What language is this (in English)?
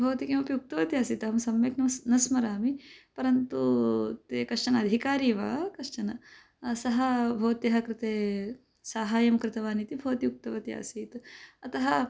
Sanskrit